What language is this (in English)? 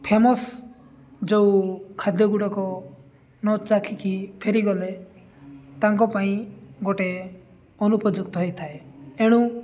Odia